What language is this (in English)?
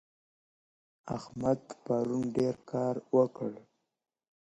Pashto